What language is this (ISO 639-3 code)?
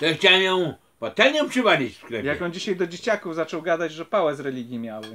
pol